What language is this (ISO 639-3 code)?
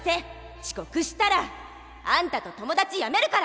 jpn